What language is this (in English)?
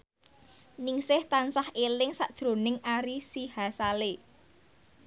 Javanese